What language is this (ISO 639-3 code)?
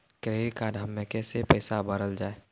mai